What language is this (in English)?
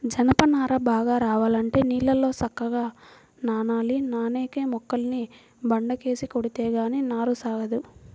Telugu